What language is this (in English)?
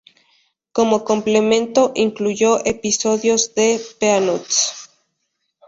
Spanish